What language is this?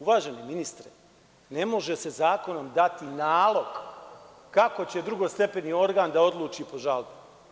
Serbian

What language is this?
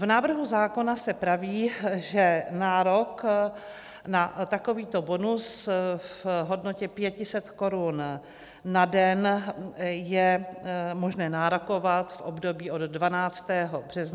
Czech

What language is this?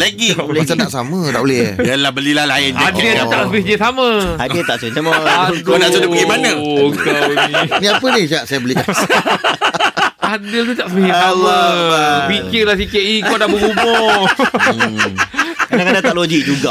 Malay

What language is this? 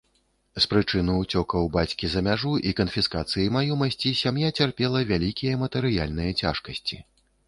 Belarusian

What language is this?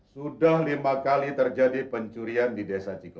Indonesian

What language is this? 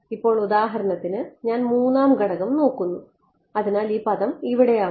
Malayalam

